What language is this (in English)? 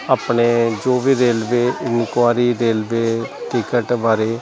Punjabi